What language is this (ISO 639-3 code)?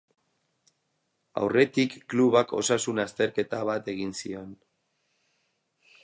eus